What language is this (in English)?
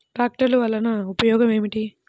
Telugu